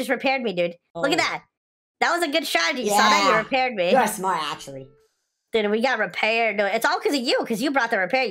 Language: English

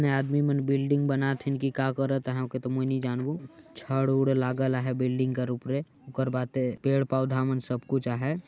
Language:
Sadri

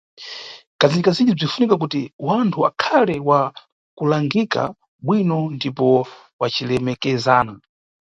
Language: Nyungwe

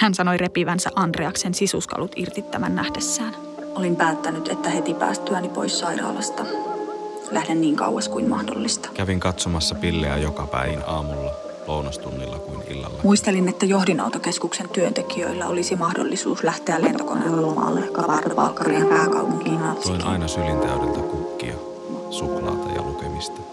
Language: Finnish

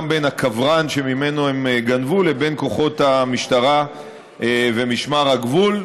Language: Hebrew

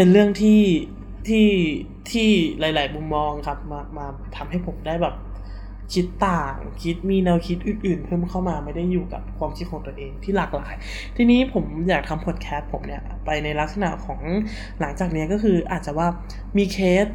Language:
Thai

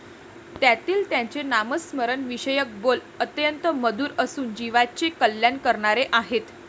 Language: Marathi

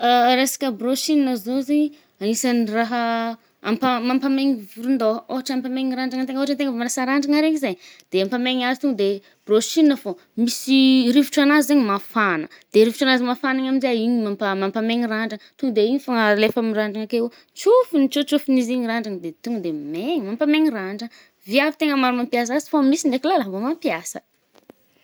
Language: Northern Betsimisaraka Malagasy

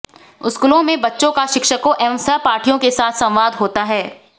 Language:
Hindi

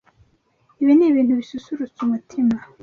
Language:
Kinyarwanda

